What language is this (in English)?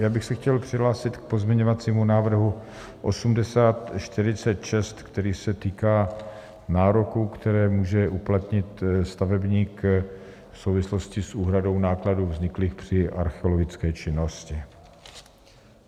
Czech